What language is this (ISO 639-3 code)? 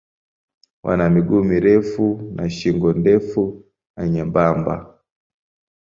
swa